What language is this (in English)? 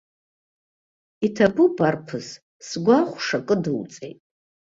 Abkhazian